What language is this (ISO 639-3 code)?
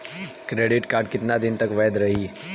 bho